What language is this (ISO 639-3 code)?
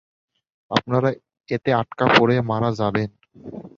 ben